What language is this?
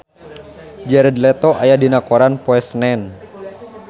Sundanese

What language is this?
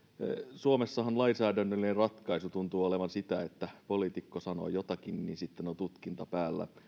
Finnish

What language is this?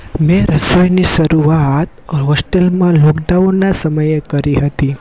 Gujarati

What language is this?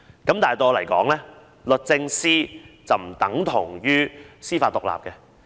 Cantonese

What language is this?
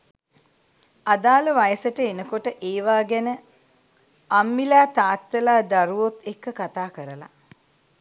Sinhala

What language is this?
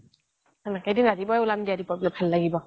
Assamese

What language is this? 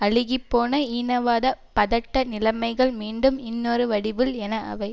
Tamil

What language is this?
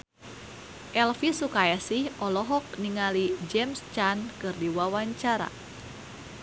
Sundanese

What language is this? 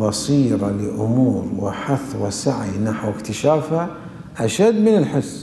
Arabic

